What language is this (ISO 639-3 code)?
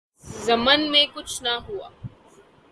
urd